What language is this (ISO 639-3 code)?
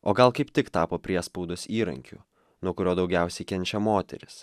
lit